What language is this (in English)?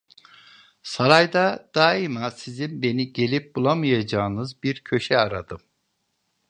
Turkish